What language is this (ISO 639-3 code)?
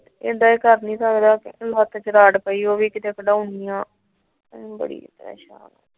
pan